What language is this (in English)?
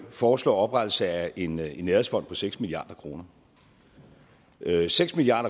Danish